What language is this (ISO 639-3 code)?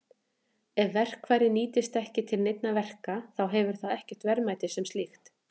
isl